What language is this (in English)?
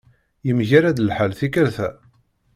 Kabyle